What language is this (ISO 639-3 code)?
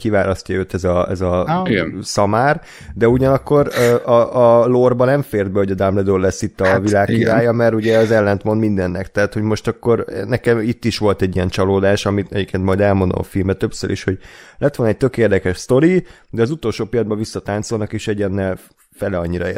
hun